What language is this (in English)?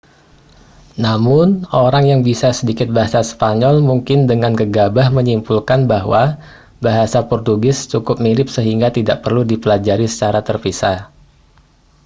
Indonesian